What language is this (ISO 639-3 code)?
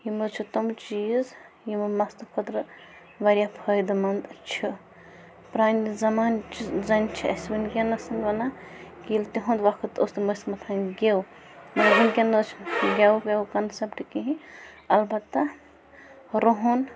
kas